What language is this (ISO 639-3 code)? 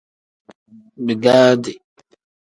kdh